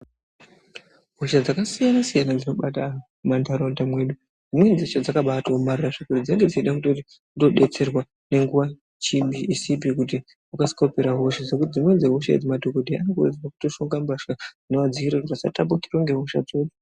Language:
Ndau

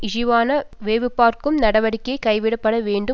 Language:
Tamil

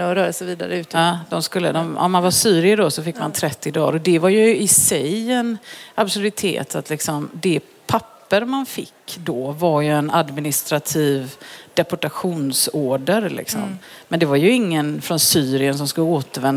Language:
Swedish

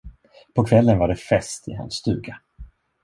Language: Swedish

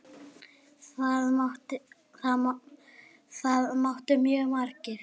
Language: Icelandic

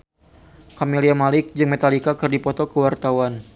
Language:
Sundanese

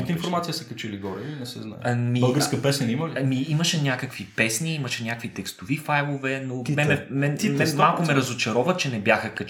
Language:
Bulgarian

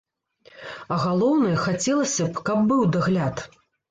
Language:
Belarusian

